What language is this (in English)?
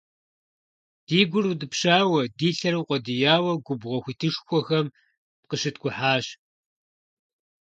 Kabardian